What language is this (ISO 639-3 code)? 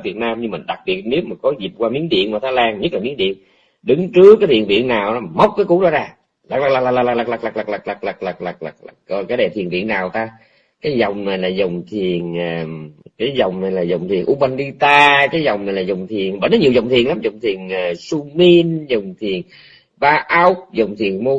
vie